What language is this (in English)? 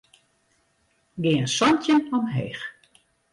Western Frisian